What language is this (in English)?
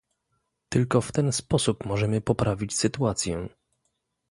Polish